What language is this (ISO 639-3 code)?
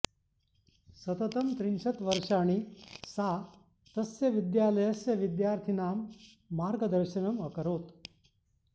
san